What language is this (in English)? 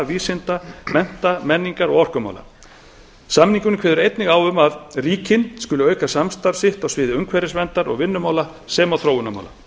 Icelandic